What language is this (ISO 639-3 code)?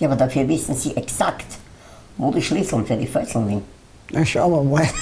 deu